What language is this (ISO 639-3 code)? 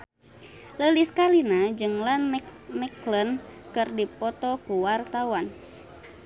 sun